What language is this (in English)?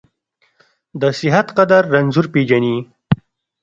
Pashto